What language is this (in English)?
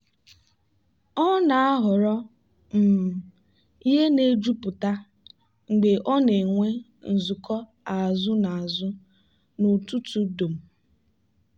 Igbo